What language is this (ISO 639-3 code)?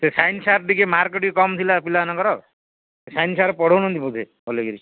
ori